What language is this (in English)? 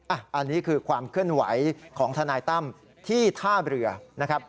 Thai